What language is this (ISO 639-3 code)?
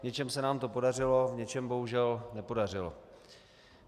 ces